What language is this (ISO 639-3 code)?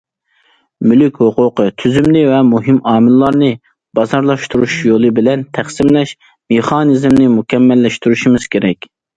uig